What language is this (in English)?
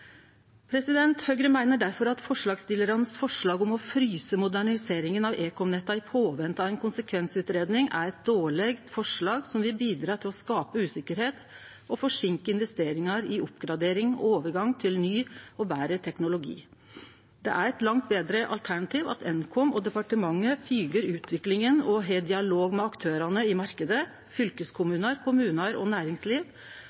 Norwegian Nynorsk